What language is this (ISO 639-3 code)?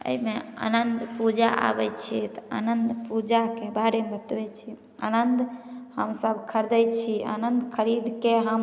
mai